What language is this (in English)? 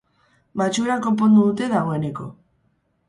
Basque